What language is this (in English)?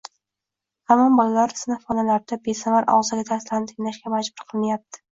Uzbek